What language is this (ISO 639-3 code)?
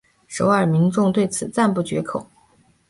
zho